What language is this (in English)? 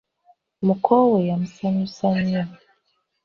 Ganda